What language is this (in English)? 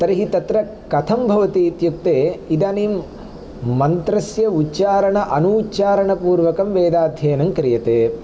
Sanskrit